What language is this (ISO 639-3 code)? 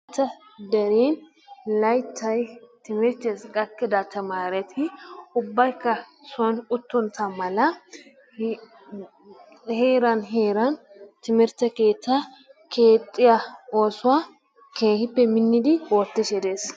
wal